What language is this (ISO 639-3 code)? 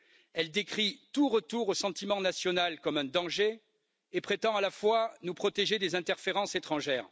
fra